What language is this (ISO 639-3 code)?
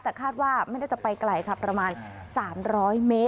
tha